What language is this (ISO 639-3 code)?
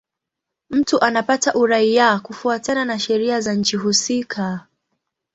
swa